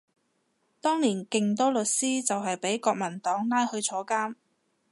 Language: Cantonese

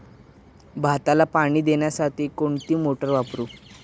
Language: Marathi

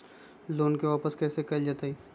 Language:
Magahi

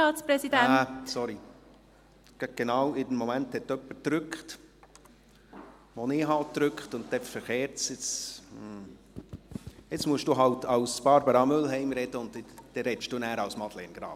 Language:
Swiss German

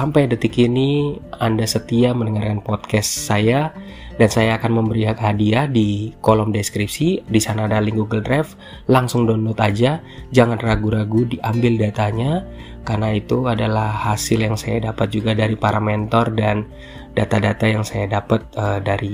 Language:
Indonesian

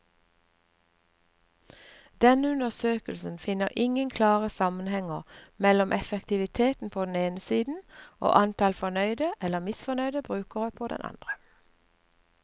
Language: Norwegian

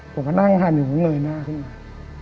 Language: Thai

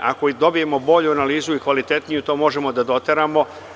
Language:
Serbian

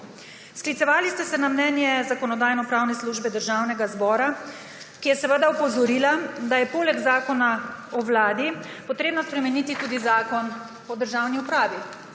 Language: Slovenian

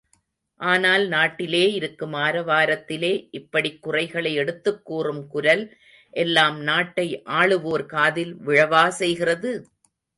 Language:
Tamil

